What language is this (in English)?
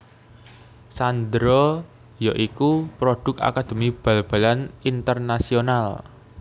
Javanese